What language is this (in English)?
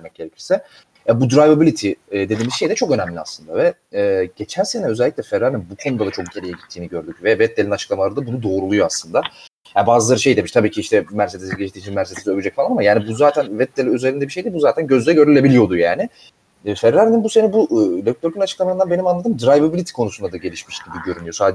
Turkish